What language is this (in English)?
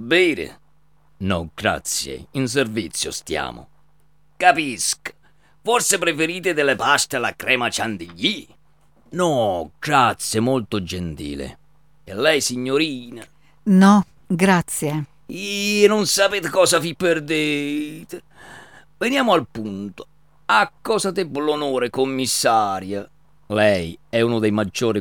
Italian